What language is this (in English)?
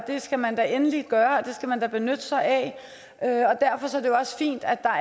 Danish